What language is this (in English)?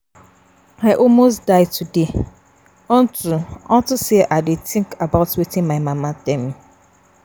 Nigerian Pidgin